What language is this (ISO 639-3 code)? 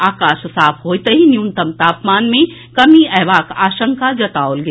mai